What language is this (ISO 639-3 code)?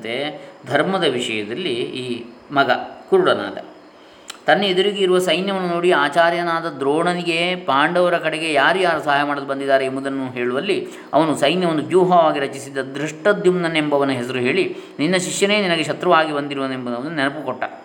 kan